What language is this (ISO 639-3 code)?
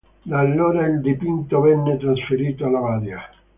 ita